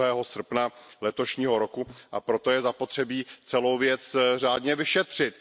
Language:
Czech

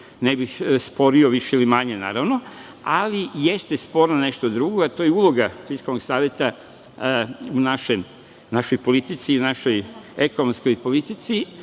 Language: Serbian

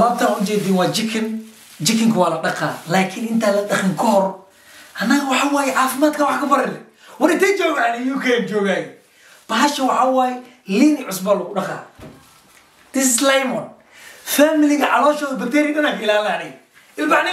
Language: Arabic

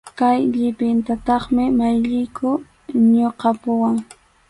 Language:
Arequipa-La Unión Quechua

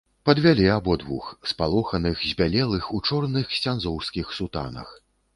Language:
Belarusian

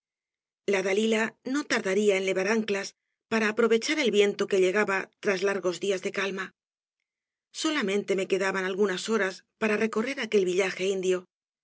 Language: Spanish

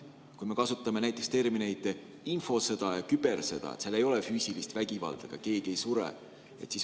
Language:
Estonian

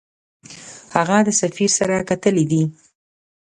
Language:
Pashto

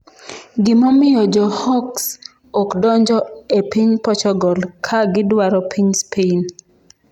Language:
Luo (Kenya and Tanzania)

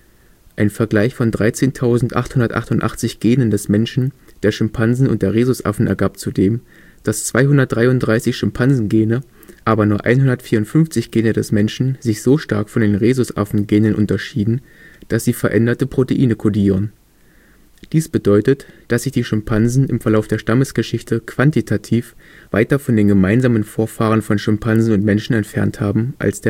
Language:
German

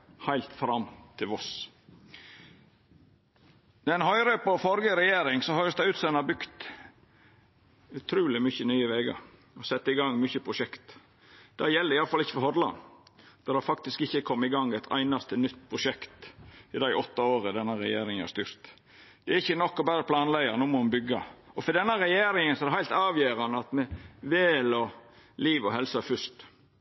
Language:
Norwegian Nynorsk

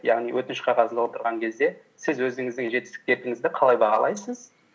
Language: Kazakh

